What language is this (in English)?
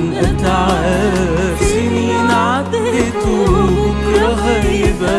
Arabic